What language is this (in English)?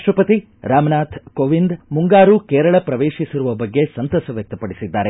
Kannada